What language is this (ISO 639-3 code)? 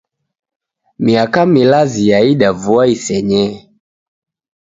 dav